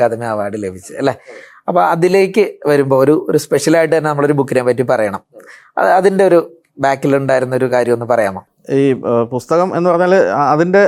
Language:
Malayalam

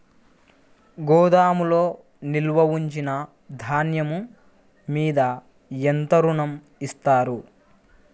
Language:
Telugu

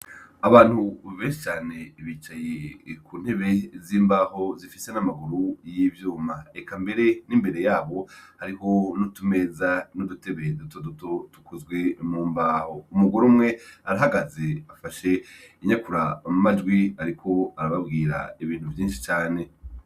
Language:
Rundi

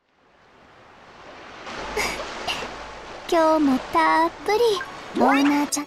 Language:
Japanese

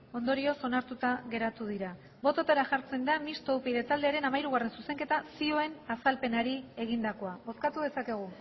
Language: Basque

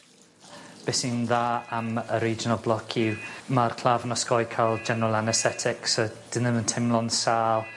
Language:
Welsh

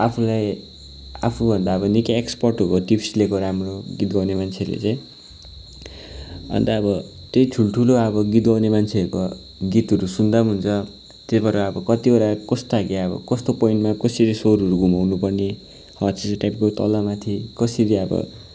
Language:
Nepali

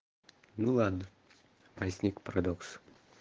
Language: Russian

